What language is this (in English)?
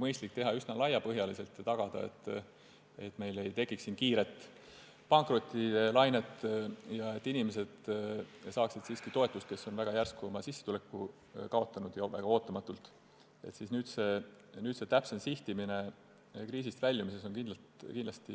Estonian